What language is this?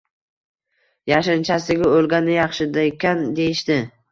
Uzbek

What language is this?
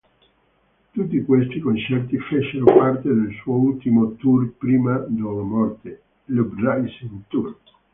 Italian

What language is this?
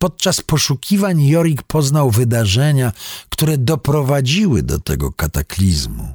Polish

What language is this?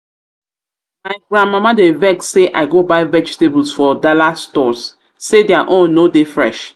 Nigerian Pidgin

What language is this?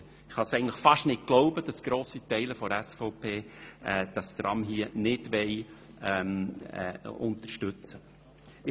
Swiss German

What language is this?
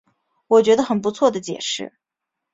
Chinese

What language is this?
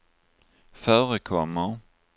Swedish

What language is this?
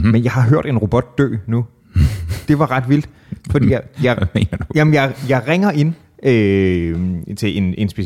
Danish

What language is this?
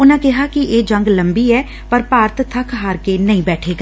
Punjabi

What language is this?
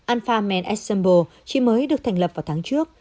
Vietnamese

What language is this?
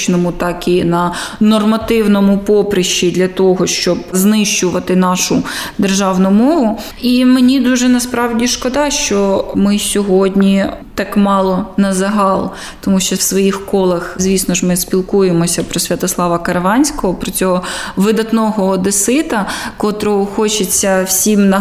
Ukrainian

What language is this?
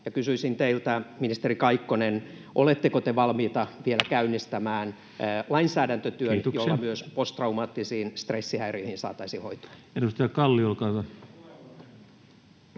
Finnish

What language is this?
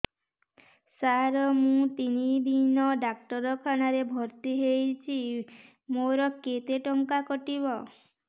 Odia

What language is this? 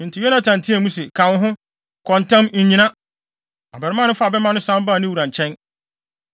Akan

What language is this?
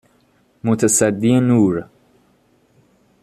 Persian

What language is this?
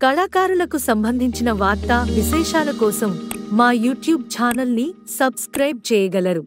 Telugu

